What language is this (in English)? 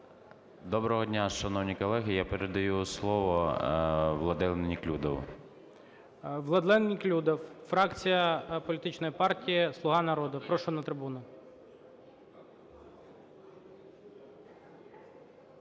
Ukrainian